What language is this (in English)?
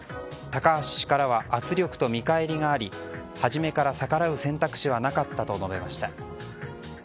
Japanese